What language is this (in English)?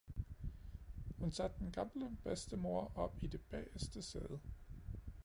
Danish